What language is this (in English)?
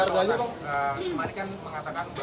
Indonesian